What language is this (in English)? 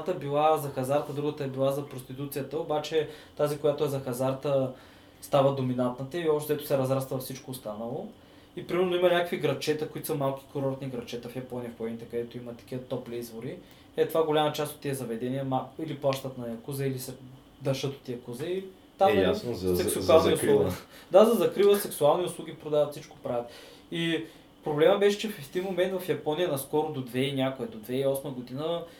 Bulgarian